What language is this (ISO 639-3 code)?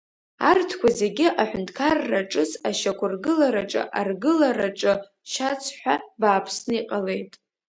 abk